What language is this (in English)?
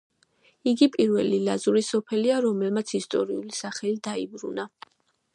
Georgian